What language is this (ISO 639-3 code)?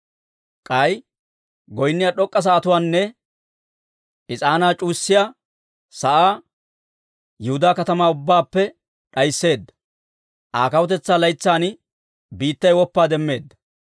dwr